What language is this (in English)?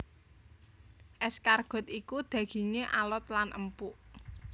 Javanese